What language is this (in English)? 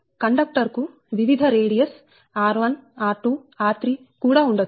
Telugu